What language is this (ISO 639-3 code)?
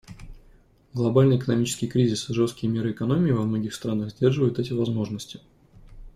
rus